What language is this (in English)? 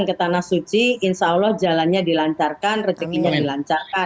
Indonesian